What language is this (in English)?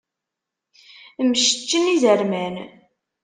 Kabyle